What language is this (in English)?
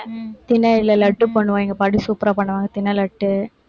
Tamil